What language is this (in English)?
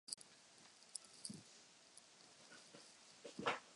Czech